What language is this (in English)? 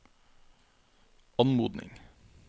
Norwegian